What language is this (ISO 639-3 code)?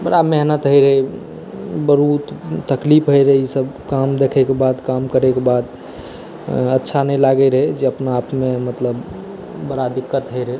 mai